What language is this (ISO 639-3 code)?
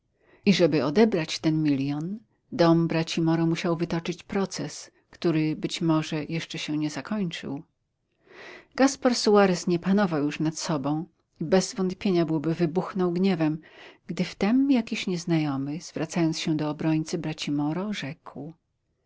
pol